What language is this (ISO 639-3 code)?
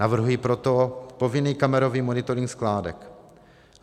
ces